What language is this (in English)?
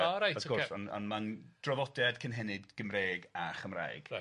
Welsh